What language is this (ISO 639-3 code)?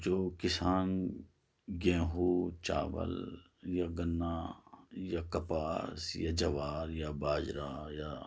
urd